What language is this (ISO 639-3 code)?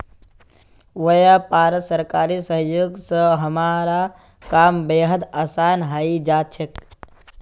mag